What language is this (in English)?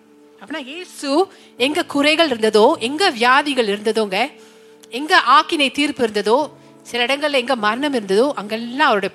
Tamil